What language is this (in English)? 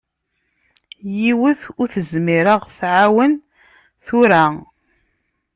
Kabyle